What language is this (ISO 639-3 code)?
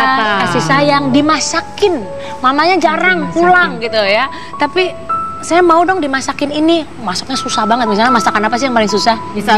ind